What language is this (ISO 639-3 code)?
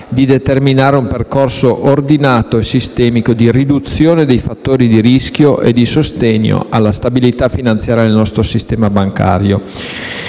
ita